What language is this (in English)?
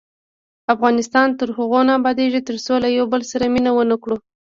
Pashto